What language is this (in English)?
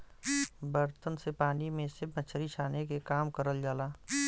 Bhojpuri